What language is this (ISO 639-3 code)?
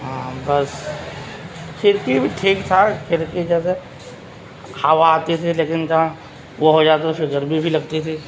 urd